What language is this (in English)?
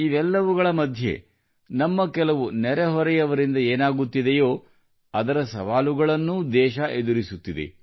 Kannada